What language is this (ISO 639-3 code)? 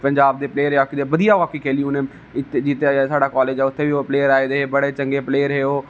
doi